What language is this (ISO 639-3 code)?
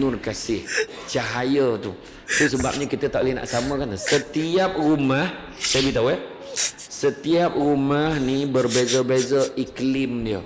msa